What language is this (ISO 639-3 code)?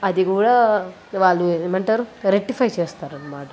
tel